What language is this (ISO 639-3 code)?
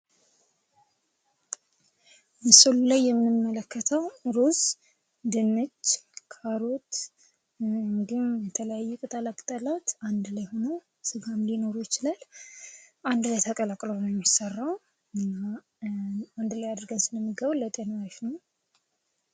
amh